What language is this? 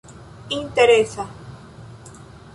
Esperanto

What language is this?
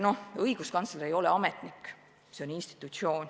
Estonian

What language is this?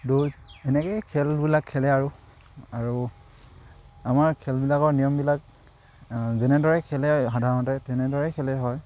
Assamese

